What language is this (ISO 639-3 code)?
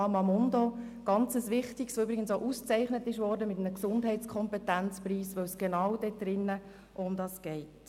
gsw